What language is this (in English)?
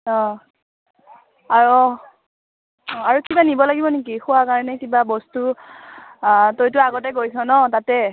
Assamese